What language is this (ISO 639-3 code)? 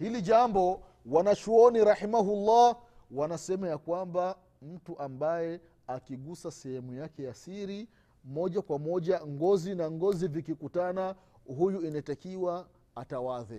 swa